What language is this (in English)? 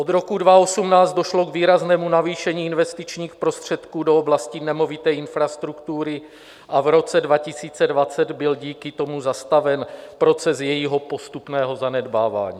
Czech